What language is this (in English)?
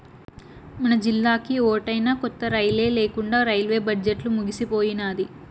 Telugu